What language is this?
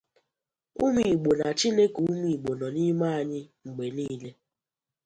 Igbo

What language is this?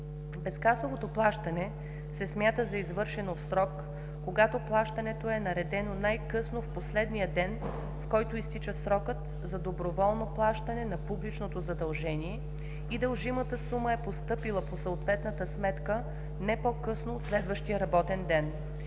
Bulgarian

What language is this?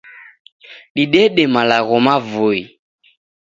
Taita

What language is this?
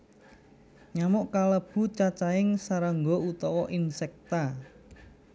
Javanese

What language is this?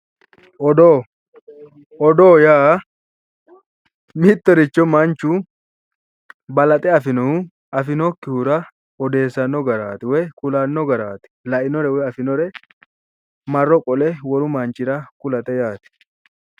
Sidamo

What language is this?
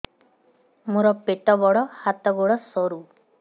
Odia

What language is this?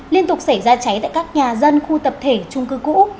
Vietnamese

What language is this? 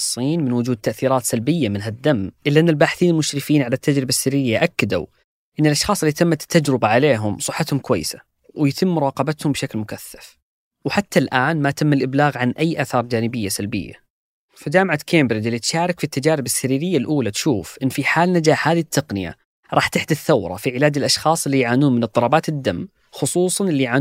Arabic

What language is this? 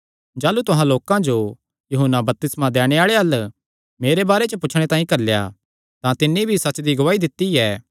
Kangri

